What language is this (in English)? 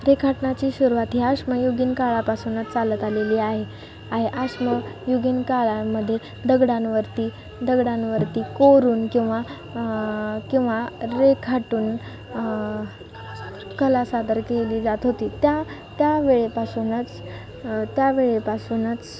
Marathi